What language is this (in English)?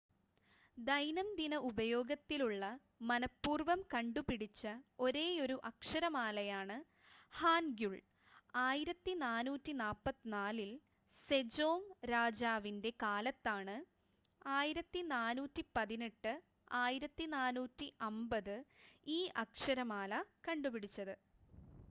Malayalam